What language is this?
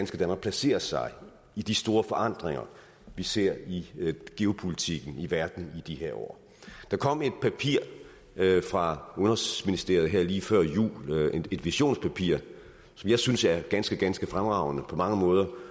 Danish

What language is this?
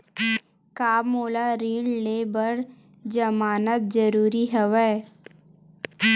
Chhattisgarhi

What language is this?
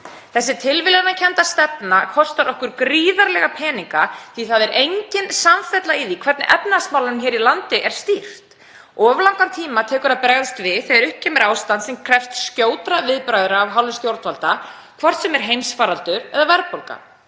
Icelandic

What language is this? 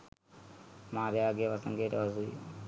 Sinhala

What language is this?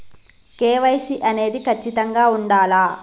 Telugu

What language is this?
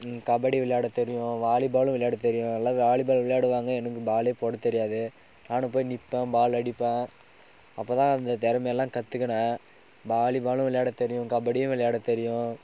Tamil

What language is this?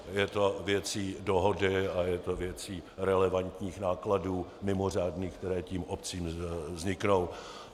Czech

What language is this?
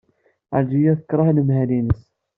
Kabyle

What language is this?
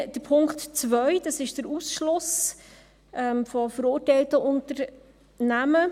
Swiss German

